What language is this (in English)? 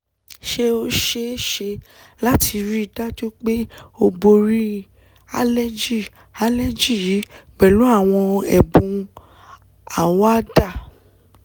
Yoruba